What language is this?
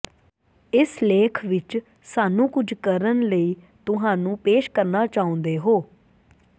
Punjabi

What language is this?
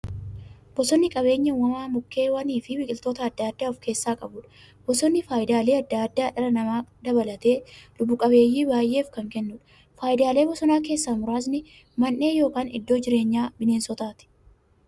Oromo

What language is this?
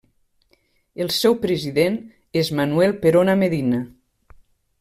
Catalan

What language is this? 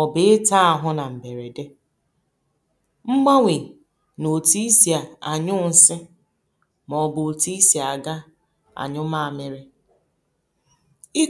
Igbo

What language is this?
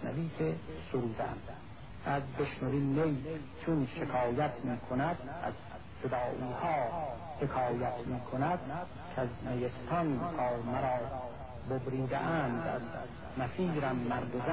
Persian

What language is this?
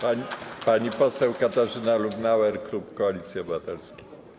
Polish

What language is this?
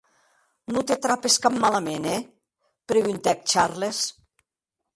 Occitan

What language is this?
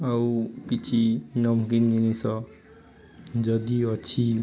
Odia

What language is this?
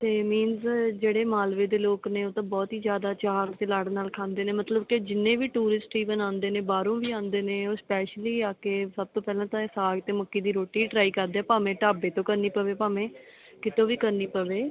Punjabi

